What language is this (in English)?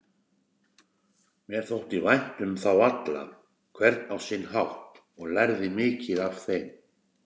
Icelandic